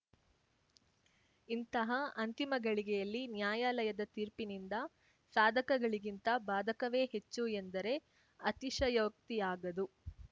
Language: Kannada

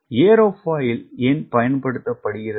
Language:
Tamil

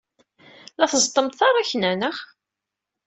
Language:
Kabyle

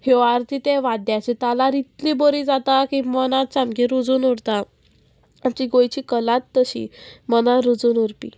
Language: Konkani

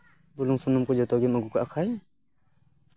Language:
Santali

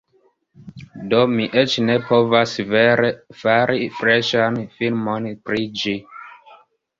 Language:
Esperanto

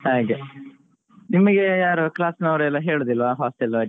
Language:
Kannada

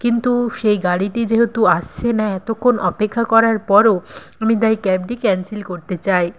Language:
Bangla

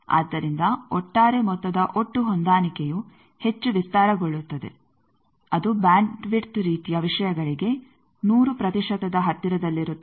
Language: Kannada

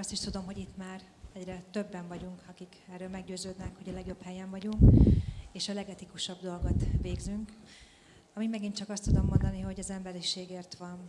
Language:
Hungarian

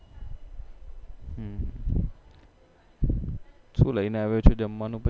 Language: Gujarati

